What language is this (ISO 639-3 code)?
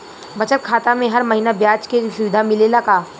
bho